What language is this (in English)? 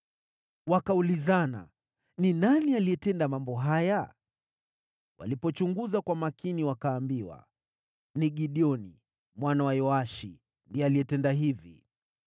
Swahili